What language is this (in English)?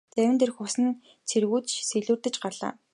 Mongolian